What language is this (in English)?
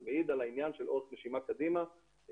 Hebrew